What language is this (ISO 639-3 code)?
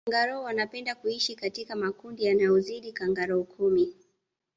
swa